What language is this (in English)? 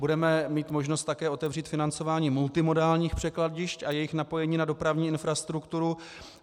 Czech